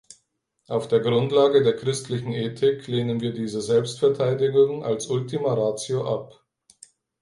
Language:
German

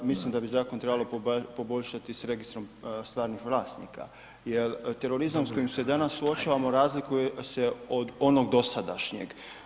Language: Croatian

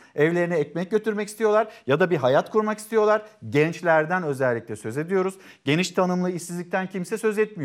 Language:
Turkish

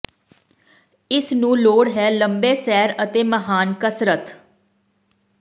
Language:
Punjabi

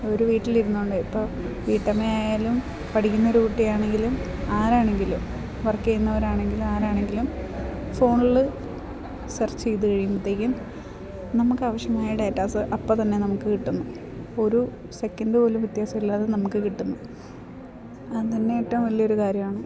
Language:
Malayalam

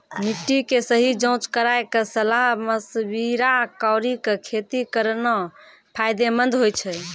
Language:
Maithili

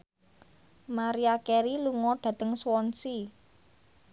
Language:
Javanese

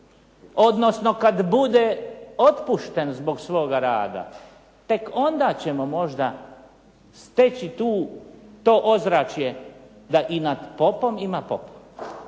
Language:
Croatian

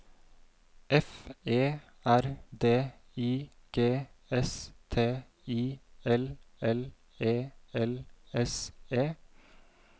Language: Norwegian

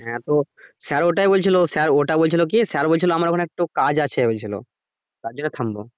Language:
Bangla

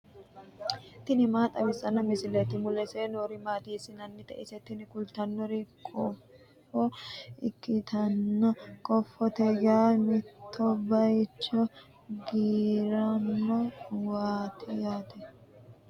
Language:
Sidamo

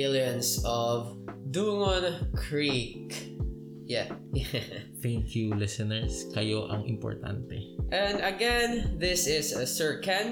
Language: Filipino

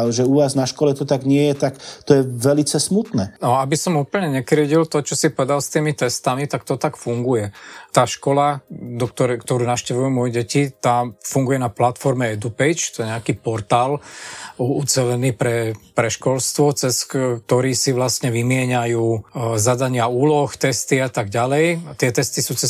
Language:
Slovak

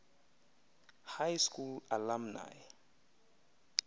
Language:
Xhosa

